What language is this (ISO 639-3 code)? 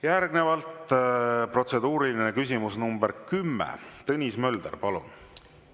est